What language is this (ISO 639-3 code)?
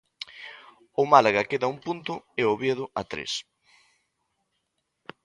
glg